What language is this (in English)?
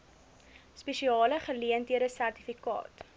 Afrikaans